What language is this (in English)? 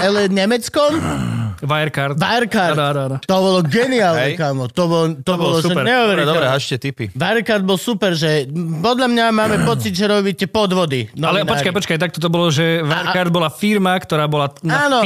Slovak